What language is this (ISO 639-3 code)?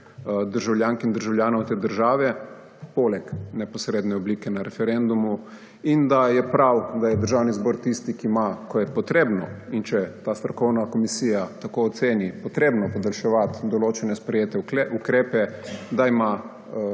slv